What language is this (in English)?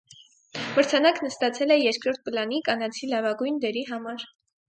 Armenian